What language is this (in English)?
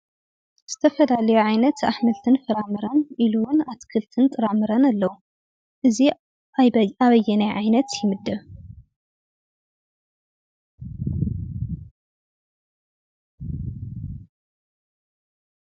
Tigrinya